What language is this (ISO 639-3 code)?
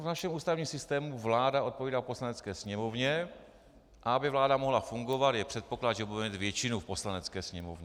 ces